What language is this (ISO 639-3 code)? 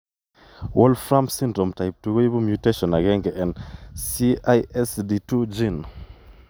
kln